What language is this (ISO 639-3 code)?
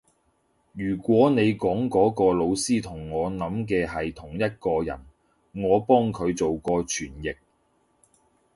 yue